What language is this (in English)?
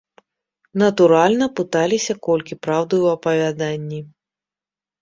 Belarusian